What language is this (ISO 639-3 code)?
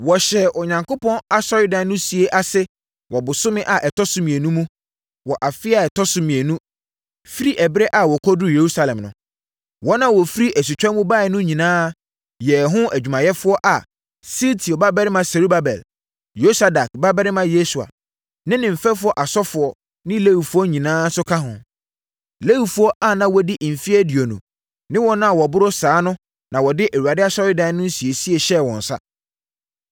aka